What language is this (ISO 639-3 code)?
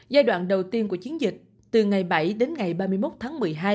vie